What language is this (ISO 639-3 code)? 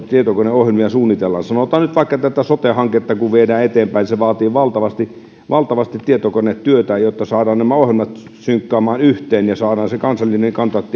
fin